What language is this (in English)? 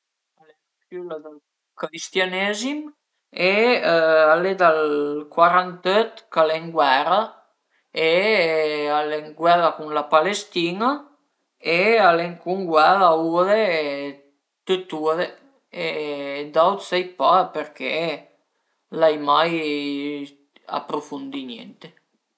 Piedmontese